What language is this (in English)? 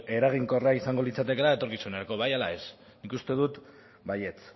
Basque